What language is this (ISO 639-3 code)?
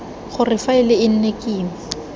tsn